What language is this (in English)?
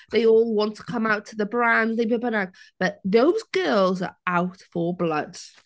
Welsh